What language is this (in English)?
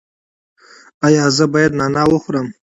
Pashto